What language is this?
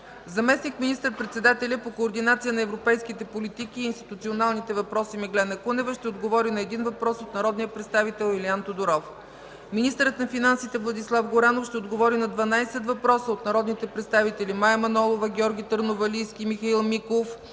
Bulgarian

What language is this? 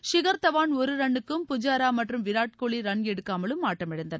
Tamil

